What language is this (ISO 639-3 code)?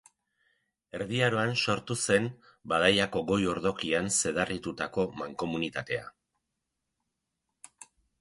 eus